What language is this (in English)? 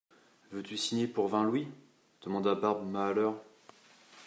French